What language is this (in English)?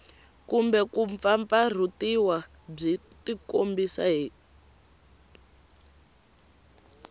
Tsonga